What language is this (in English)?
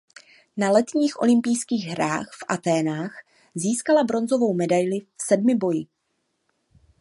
Czech